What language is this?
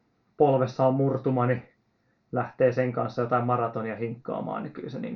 Finnish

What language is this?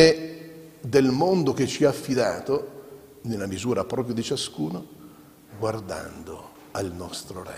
Italian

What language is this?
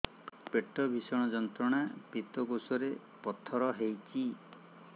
Odia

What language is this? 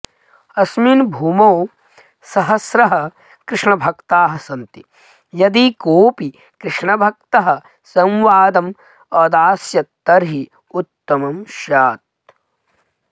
Sanskrit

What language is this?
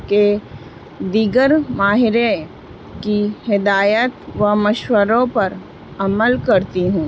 Urdu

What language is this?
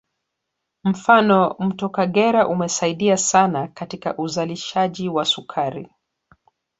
Swahili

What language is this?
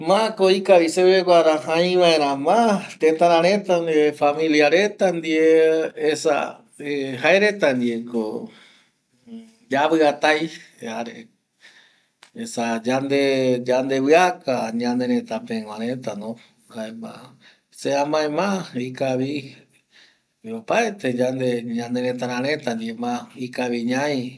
Eastern Bolivian Guaraní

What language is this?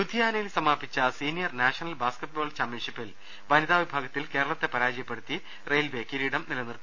Malayalam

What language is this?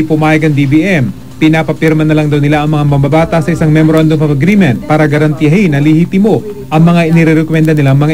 Filipino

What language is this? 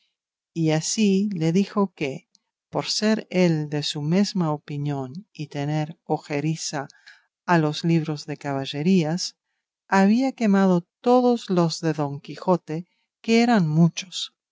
Spanish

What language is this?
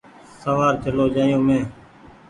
Goaria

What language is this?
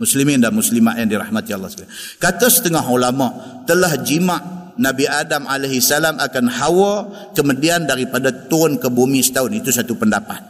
Malay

